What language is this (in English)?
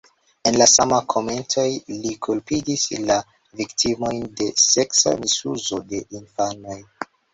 Esperanto